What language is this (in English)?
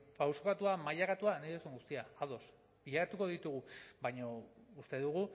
Basque